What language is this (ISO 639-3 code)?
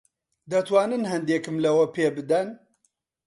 ckb